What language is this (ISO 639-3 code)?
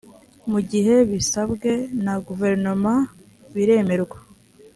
kin